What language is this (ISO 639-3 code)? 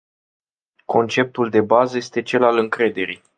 ron